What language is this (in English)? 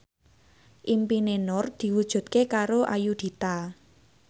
Javanese